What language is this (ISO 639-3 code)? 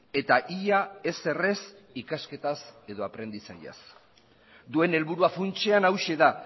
eus